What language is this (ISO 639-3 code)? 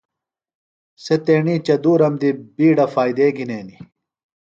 phl